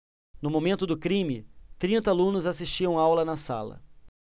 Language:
Portuguese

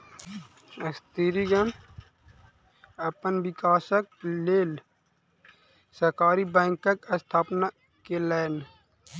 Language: Maithili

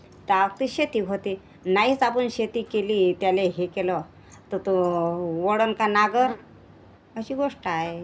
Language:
Marathi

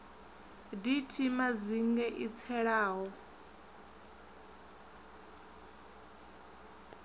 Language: Venda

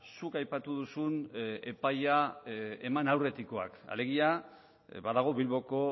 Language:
Basque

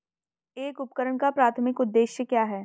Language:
Hindi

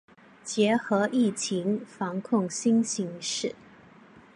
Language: Chinese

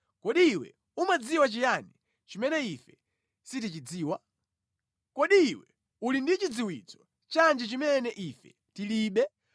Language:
Nyanja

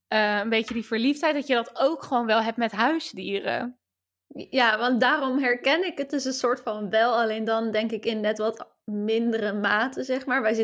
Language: Dutch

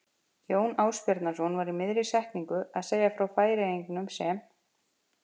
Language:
Icelandic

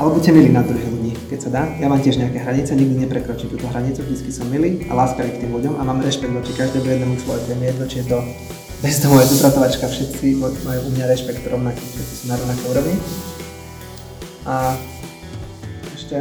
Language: Slovak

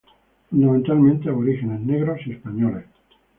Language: Spanish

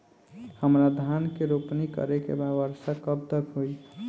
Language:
Bhojpuri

